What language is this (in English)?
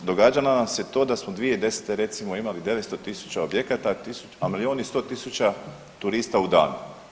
Croatian